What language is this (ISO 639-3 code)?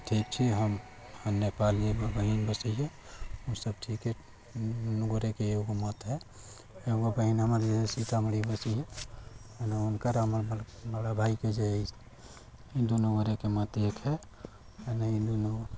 mai